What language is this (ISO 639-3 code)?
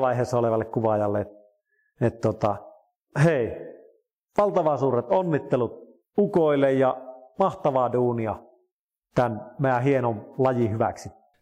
fin